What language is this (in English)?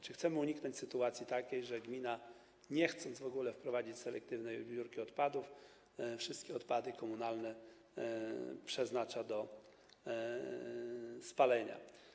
Polish